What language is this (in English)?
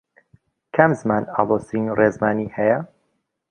Central Kurdish